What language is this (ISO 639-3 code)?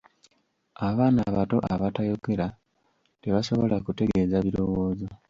lug